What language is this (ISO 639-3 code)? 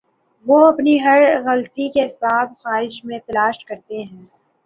urd